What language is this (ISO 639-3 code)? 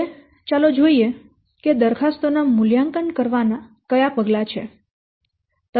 guj